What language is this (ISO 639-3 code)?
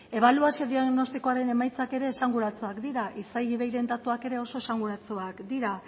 eus